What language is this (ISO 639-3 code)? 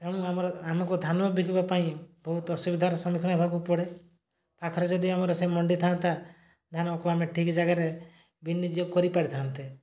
ori